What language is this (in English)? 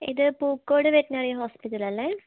Malayalam